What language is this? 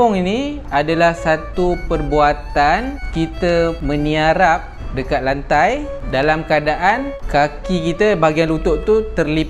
Malay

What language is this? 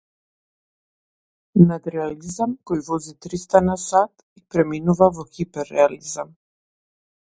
Macedonian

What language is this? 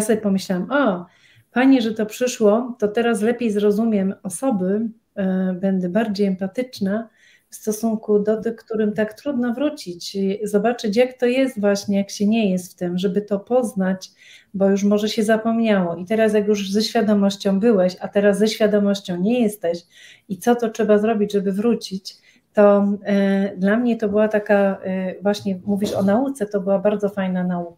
Polish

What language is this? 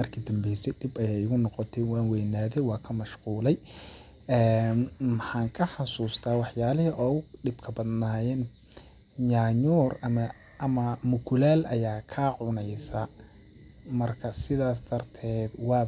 Somali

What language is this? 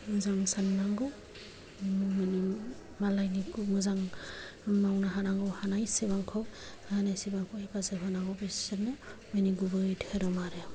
Bodo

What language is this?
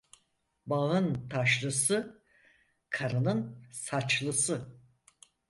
Turkish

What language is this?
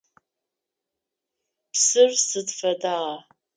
Adyghe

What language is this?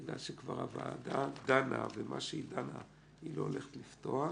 Hebrew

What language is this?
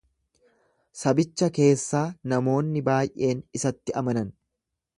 Oromo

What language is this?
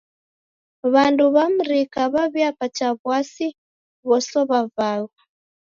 Taita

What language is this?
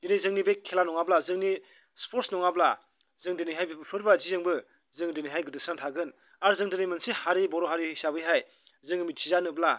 Bodo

